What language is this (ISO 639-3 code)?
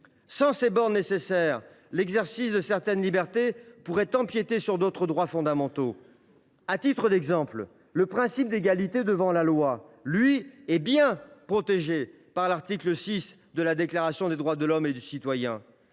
fra